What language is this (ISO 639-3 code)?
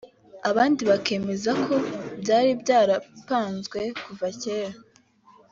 kin